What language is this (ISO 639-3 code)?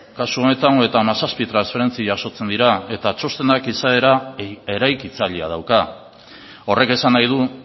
eus